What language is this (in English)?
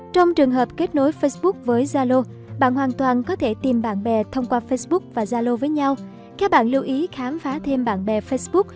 Vietnamese